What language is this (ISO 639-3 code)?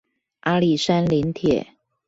zho